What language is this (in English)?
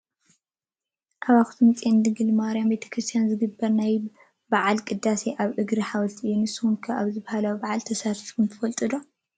Tigrinya